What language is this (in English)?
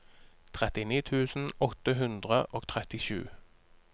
Norwegian